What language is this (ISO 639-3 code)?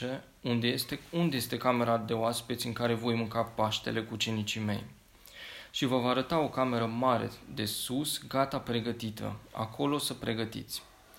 ron